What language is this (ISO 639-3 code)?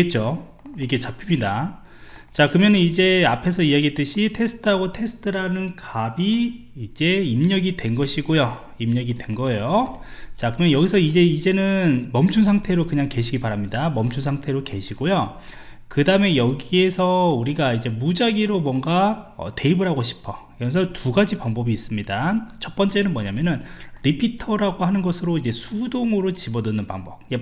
kor